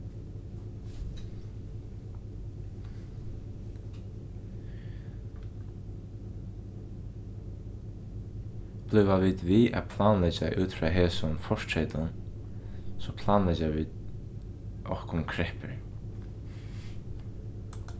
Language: Faroese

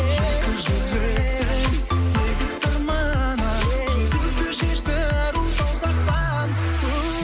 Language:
Kazakh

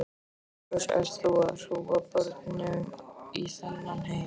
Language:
Icelandic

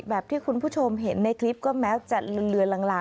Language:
Thai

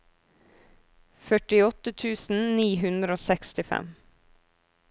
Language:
Norwegian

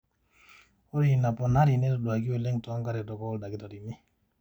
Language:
Masai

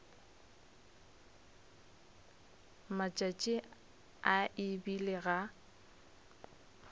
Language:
Northern Sotho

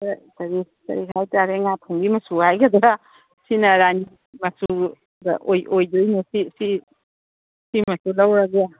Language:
Manipuri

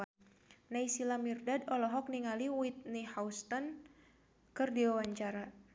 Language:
Sundanese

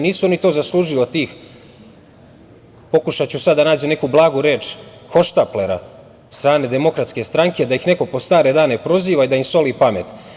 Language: Serbian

